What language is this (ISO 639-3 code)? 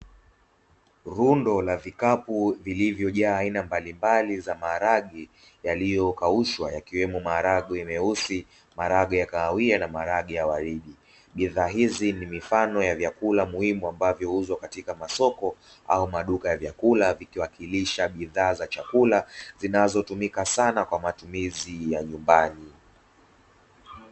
swa